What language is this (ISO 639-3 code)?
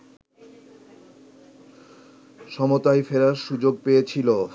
ben